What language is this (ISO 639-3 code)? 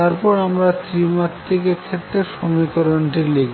ben